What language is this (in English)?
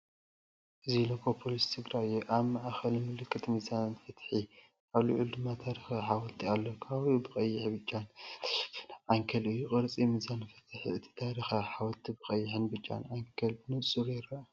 Tigrinya